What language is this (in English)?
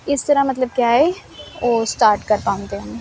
Punjabi